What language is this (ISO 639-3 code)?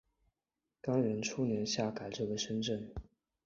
zho